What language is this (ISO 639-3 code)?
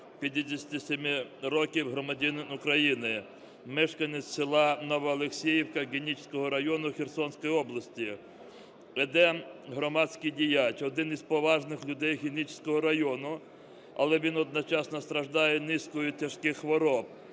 ukr